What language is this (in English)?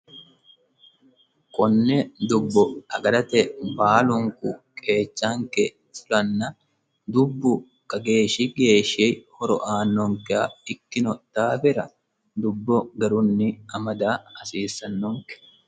Sidamo